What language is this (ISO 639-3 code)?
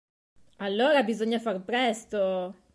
ita